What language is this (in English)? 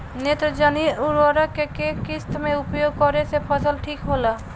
Bhojpuri